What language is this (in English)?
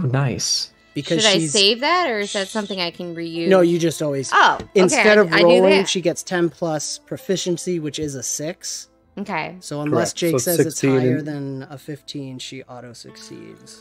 English